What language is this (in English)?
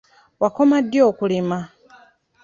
Ganda